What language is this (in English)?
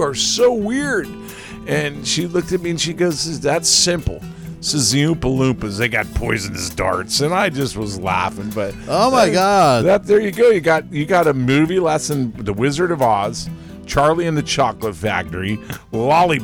English